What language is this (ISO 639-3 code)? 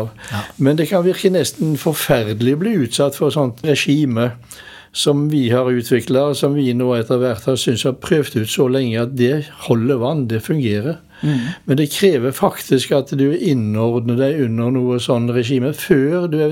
eng